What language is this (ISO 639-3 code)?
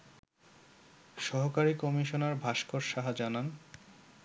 ben